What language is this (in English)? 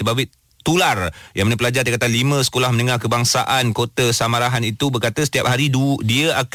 Malay